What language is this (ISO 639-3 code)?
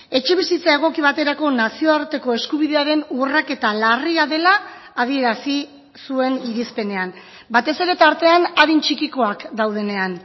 eus